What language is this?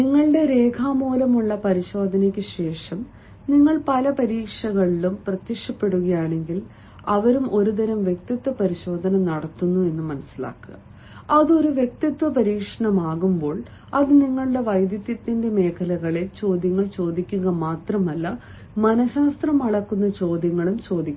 Malayalam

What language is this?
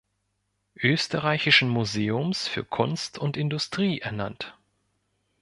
German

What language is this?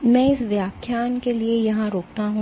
Hindi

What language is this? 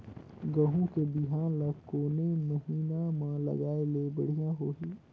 Chhattisgarhi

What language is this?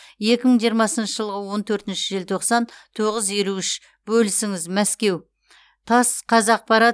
Kazakh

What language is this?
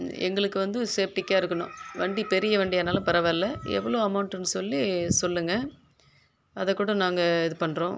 Tamil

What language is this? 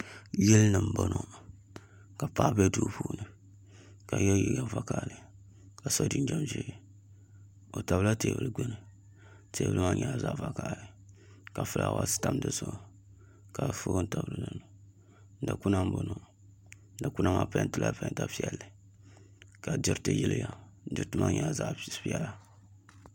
Dagbani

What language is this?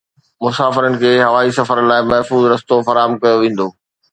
Sindhi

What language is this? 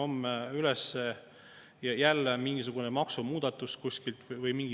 Estonian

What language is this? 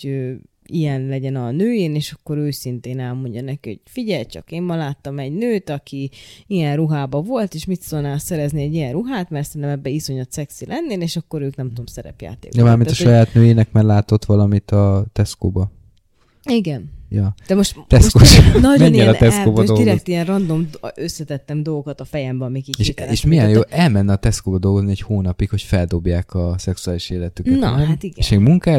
Hungarian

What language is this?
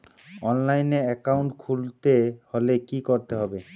Bangla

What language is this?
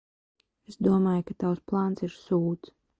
Latvian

